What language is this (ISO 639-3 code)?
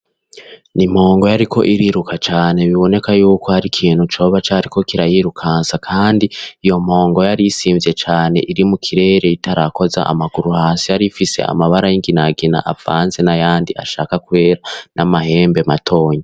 run